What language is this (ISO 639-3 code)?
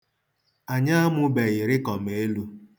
ibo